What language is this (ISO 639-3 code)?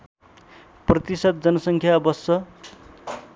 nep